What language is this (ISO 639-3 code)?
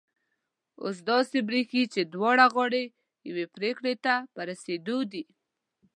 pus